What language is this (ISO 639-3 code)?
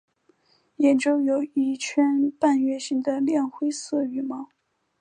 zho